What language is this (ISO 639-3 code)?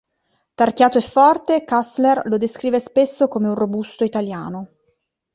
ita